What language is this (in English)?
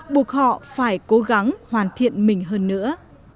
Vietnamese